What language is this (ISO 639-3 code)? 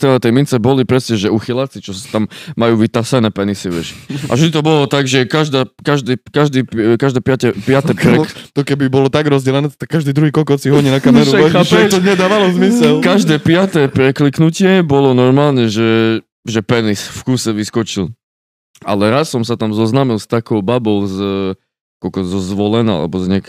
slk